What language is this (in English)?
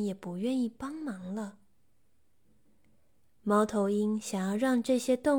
Chinese